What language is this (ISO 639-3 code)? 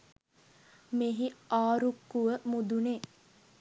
sin